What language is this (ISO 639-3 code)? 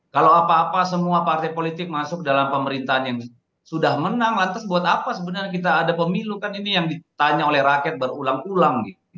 ind